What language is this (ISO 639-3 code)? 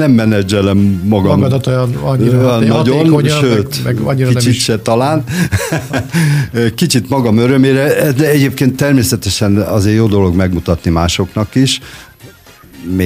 hun